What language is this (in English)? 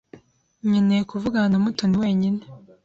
Kinyarwanda